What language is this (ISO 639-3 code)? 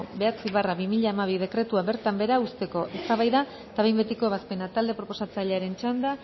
eus